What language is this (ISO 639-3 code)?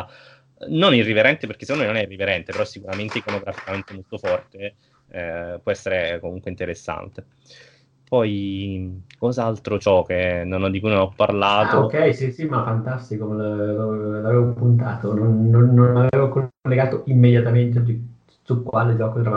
ita